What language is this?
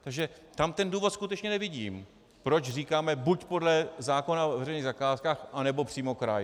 Czech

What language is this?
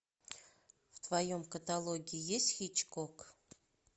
Russian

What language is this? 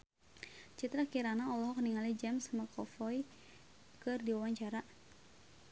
Sundanese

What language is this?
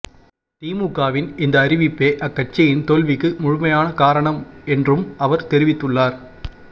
Tamil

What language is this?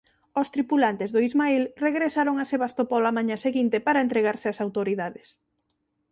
Galician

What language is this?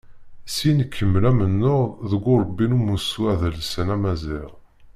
Kabyle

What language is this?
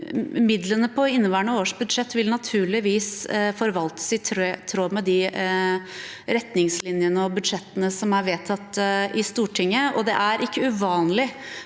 Norwegian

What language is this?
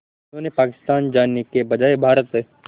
Hindi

